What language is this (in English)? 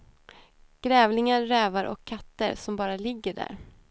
Swedish